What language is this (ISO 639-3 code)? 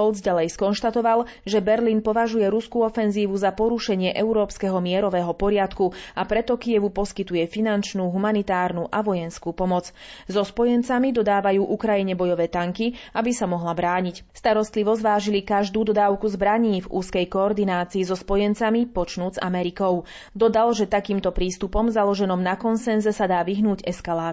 slk